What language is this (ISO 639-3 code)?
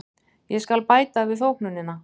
isl